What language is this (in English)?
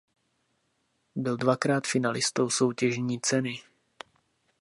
Czech